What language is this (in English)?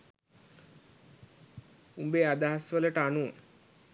Sinhala